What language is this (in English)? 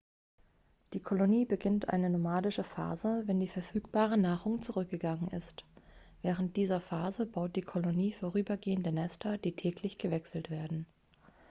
German